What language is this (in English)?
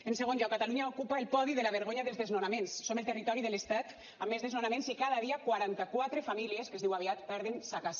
Catalan